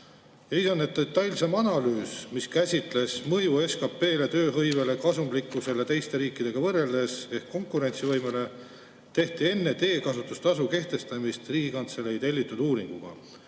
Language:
Estonian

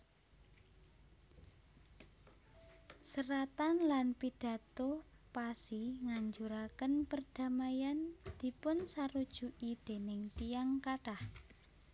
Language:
Javanese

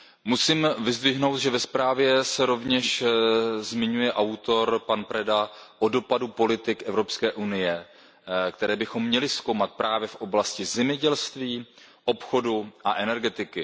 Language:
Czech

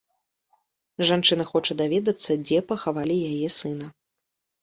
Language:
Belarusian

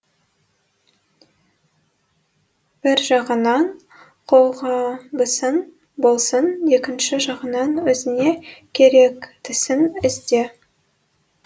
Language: Kazakh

